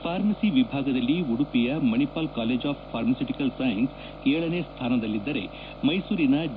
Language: Kannada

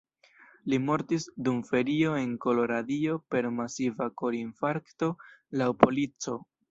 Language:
Esperanto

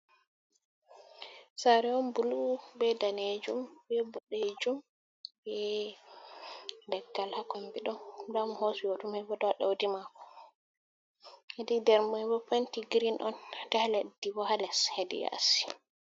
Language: Fula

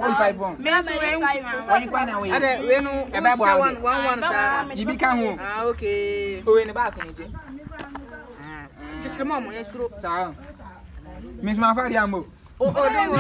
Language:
English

